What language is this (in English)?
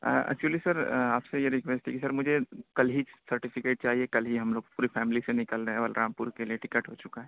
Urdu